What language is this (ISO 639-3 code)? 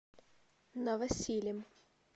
rus